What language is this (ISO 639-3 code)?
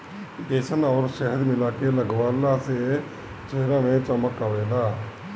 bho